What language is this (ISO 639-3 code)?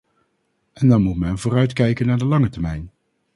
nld